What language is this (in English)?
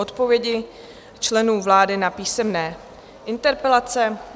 Czech